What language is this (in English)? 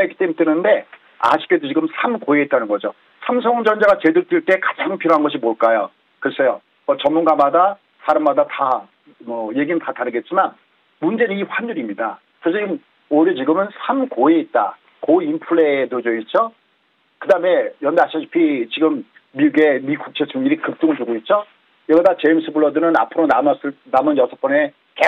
Korean